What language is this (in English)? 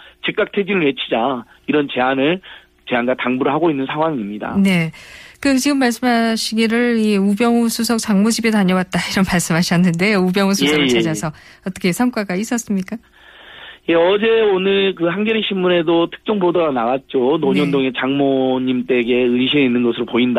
Korean